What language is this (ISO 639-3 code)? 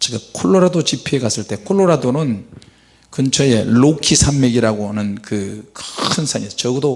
kor